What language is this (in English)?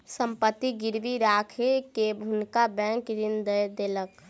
Maithili